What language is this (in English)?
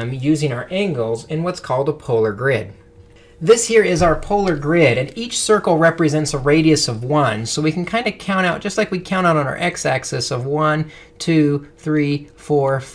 English